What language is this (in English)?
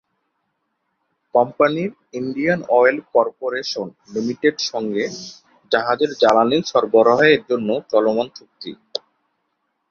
Bangla